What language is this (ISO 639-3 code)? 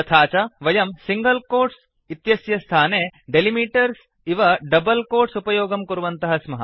san